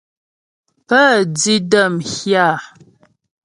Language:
Ghomala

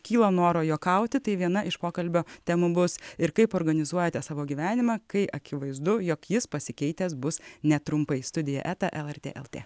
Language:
Lithuanian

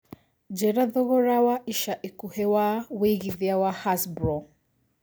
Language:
Kikuyu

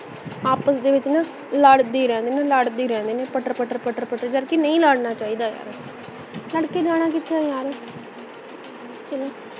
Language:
Punjabi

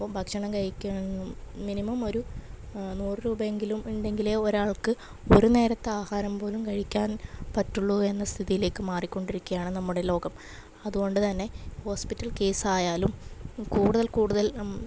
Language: Malayalam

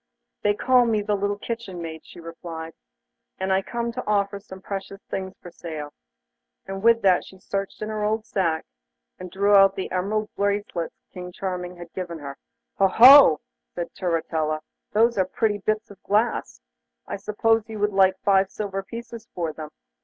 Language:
English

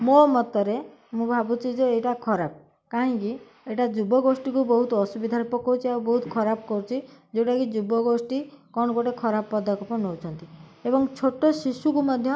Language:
Odia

